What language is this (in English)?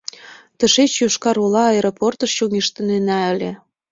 Mari